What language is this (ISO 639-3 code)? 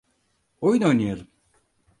tur